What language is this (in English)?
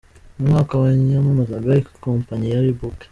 Kinyarwanda